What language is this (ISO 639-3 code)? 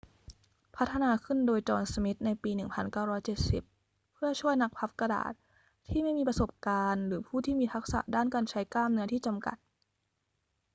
tha